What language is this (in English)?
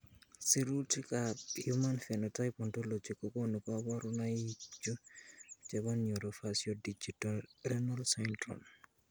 Kalenjin